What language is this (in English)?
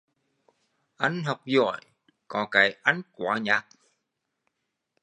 Vietnamese